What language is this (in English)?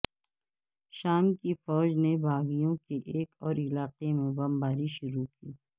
Urdu